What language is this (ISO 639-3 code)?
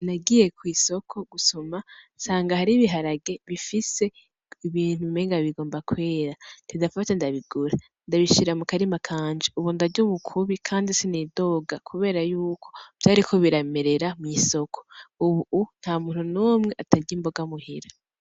run